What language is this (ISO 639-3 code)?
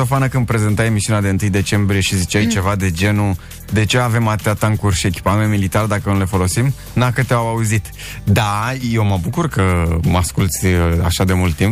ron